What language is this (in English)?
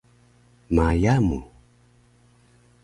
Taroko